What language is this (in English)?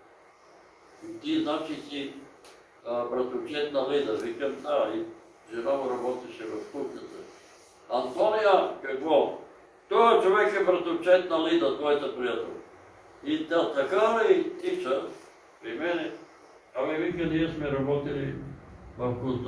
Bulgarian